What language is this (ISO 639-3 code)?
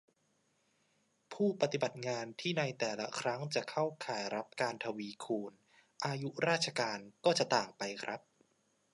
tha